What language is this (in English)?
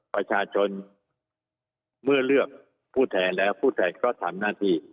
Thai